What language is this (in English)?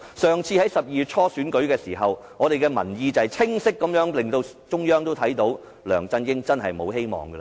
Cantonese